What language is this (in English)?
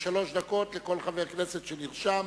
Hebrew